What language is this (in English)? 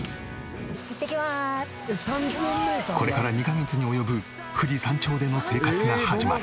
Japanese